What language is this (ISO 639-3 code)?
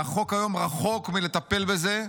heb